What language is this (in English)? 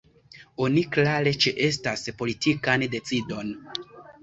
Esperanto